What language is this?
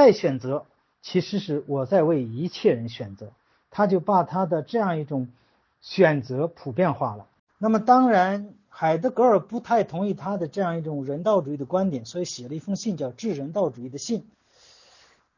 Chinese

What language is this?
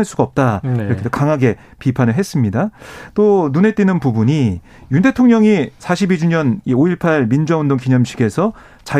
Korean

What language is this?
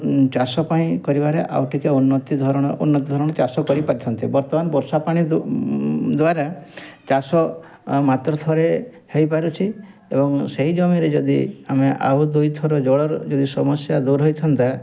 Odia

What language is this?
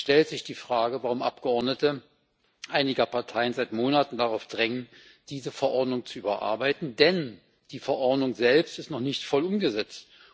German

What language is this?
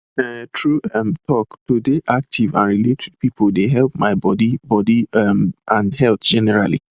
Nigerian Pidgin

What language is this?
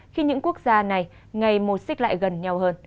Vietnamese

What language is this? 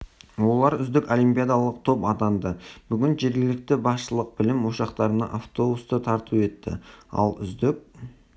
Kazakh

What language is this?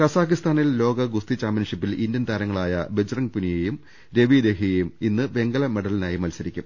Malayalam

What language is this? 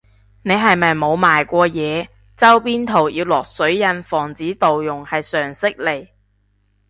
Cantonese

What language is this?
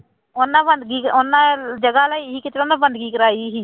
Punjabi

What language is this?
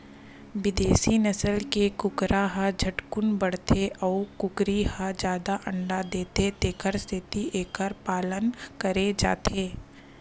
Chhattisgarhi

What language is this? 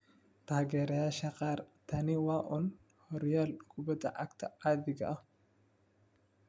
Somali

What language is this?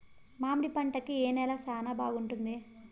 Telugu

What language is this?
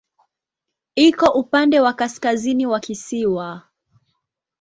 Swahili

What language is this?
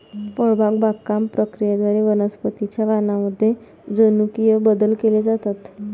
Marathi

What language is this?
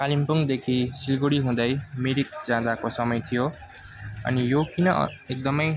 Nepali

